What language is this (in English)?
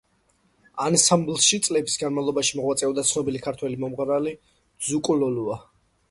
Georgian